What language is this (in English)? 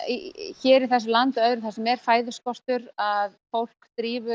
Icelandic